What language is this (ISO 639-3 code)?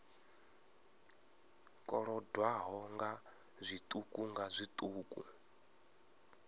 ven